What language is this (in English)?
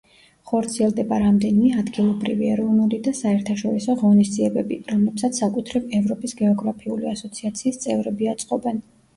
Georgian